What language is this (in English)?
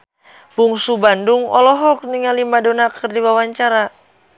Sundanese